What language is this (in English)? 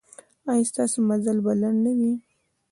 Pashto